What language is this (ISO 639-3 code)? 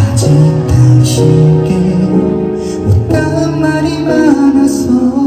kor